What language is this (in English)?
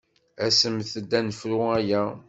Kabyle